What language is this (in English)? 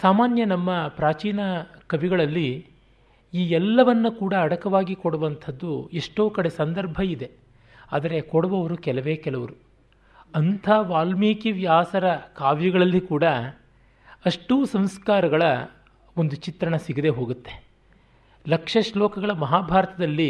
Kannada